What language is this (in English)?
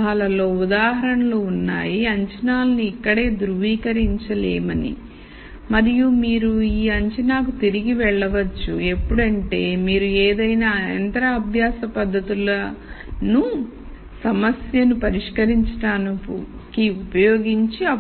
Telugu